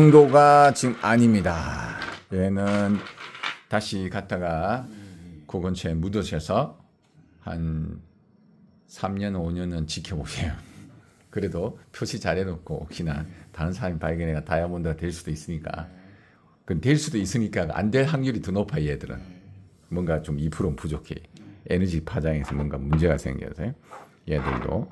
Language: Korean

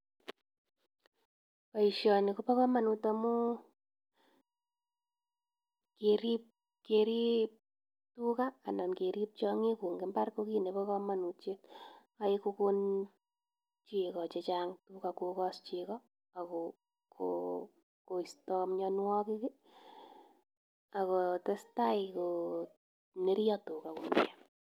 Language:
Kalenjin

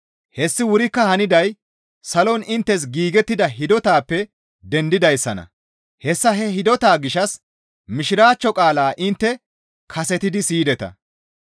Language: Gamo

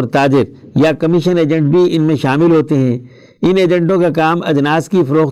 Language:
Urdu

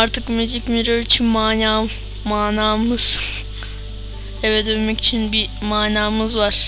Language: Turkish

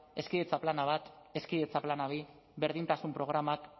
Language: Basque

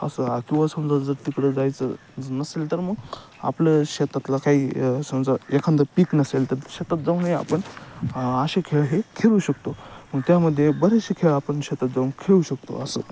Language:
Marathi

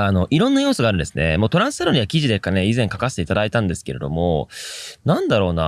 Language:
Japanese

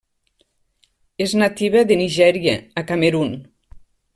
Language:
Catalan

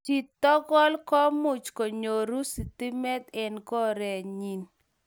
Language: Kalenjin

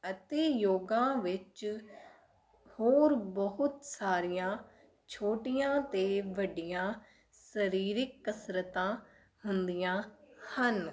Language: Punjabi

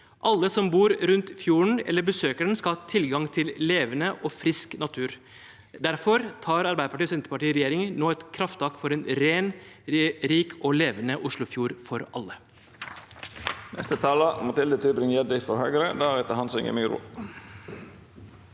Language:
Norwegian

